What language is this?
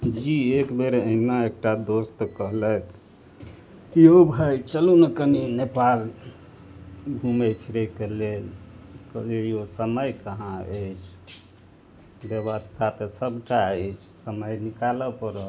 Maithili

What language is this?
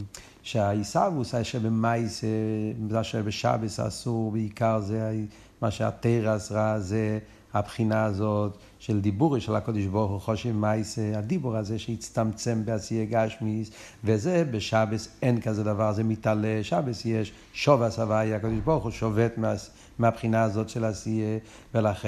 Hebrew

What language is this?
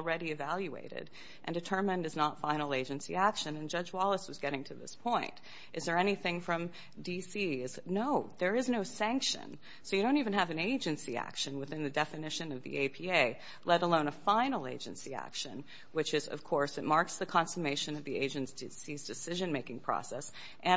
English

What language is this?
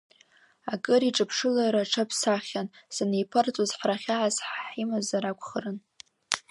Abkhazian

